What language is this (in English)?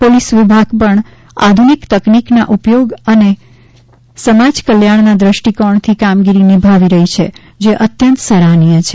Gujarati